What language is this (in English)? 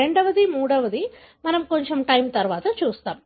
Telugu